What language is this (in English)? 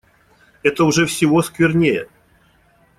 Russian